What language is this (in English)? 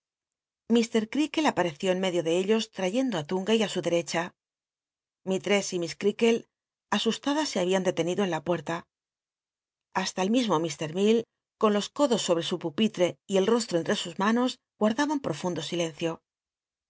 Spanish